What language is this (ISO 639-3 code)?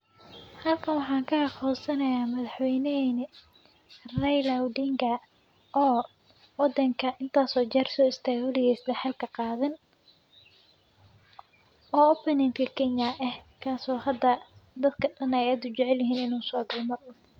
som